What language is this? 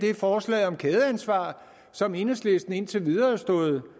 Danish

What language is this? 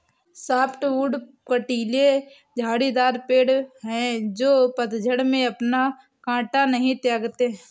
Hindi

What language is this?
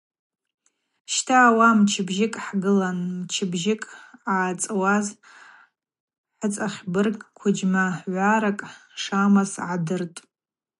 Abaza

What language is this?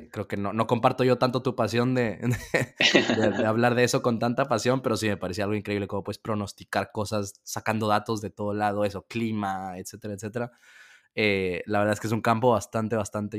Spanish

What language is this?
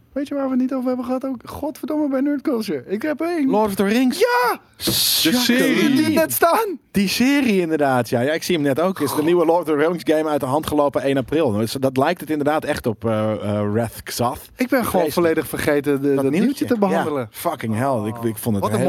Dutch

